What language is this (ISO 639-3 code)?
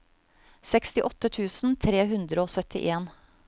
nor